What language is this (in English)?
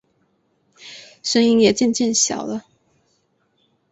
Chinese